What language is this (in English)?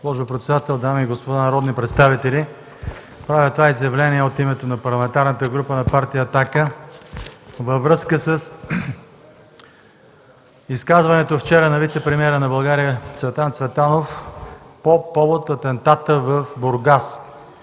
Bulgarian